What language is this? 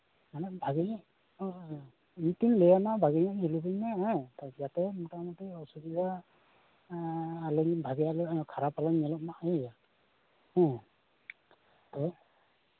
Santali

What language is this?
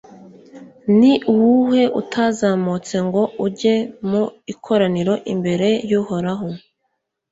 Kinyarwanda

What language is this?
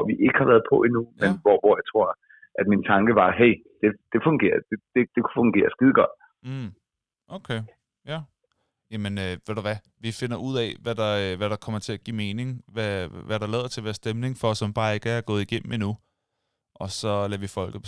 Danish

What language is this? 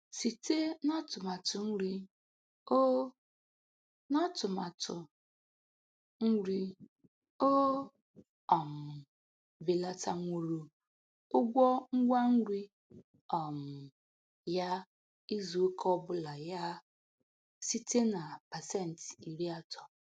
Igbo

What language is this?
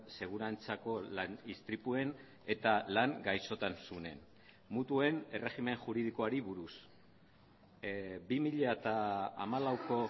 Basque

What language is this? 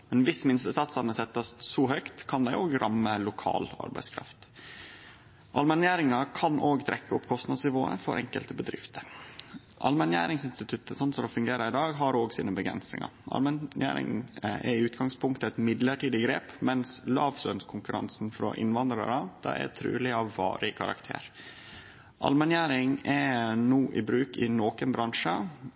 Norwegian Nynorsk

